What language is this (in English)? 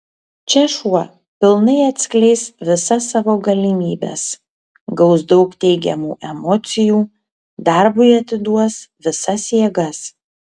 Lithuanian